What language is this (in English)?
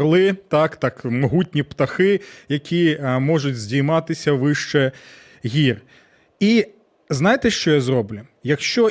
Ukrainian